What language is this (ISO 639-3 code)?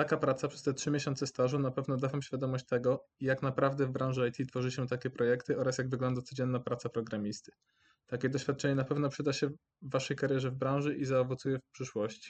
pol